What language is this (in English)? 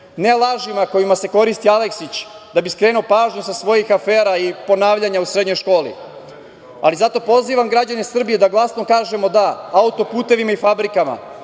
Serbian